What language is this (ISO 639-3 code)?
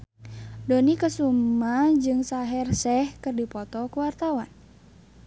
sun